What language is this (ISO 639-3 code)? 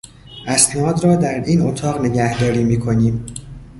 fas